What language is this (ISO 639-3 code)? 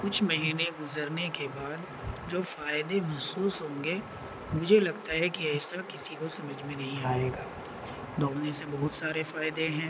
urd